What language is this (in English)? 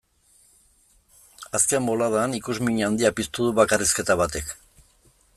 Basque